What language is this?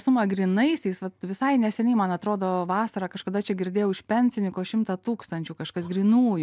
Lithuanian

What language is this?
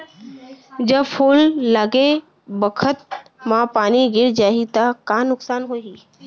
Chhattisgarhi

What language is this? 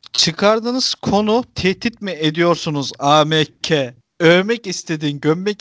Turkish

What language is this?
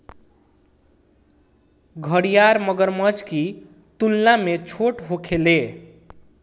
Bhojpuri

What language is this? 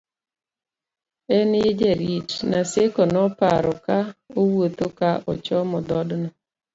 Luo (Kenya and Tanzania)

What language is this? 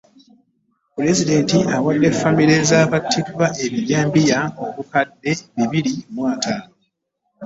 Ganda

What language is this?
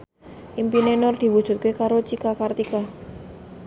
Javanese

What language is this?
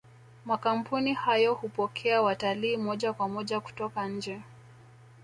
Swahili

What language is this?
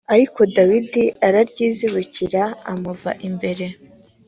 Kinyarwanda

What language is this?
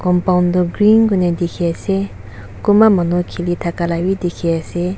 Naga Pidgin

